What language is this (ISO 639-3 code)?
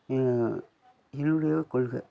tam